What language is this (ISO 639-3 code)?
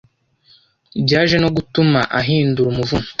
kin